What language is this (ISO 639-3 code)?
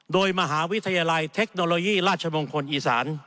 tha